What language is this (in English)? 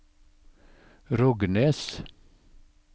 Norwegian